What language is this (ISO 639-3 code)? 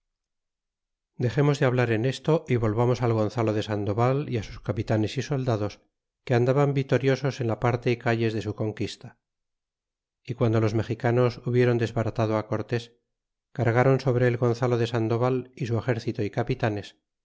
spa